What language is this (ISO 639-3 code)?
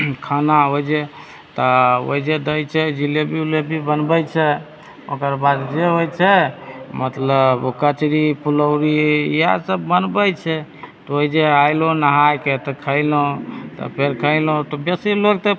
mai